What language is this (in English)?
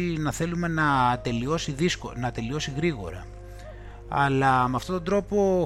Greek